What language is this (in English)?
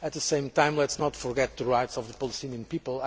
English